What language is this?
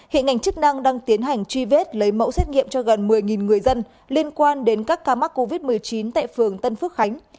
Vietnamese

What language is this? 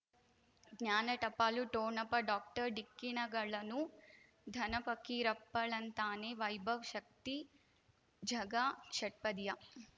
Kannada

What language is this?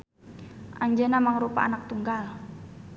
Sundanese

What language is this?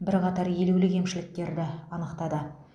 Kazakh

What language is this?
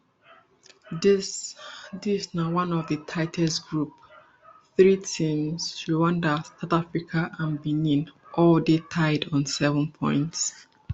Nigerian Pidgin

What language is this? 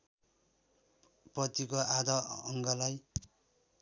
Nepali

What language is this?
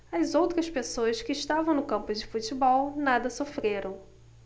Portuguese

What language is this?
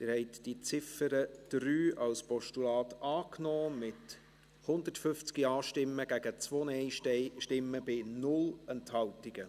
Swiss German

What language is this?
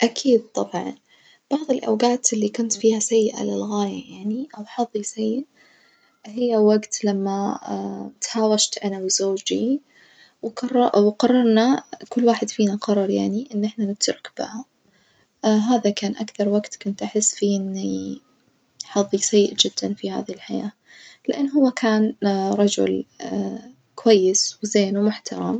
Najdi Arabic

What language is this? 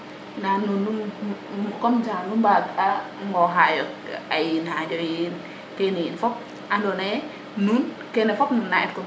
Serer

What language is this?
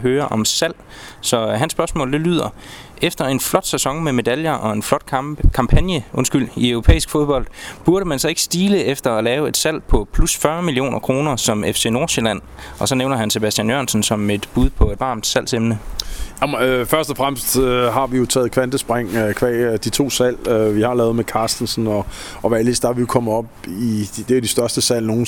Danish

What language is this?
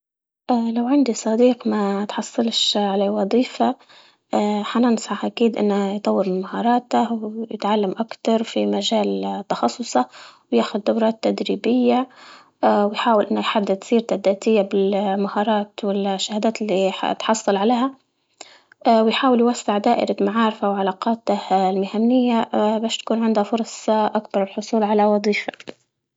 Libyan Arabic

